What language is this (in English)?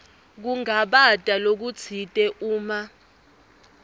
Swati